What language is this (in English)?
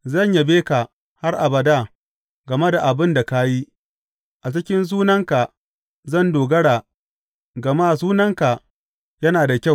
Hausa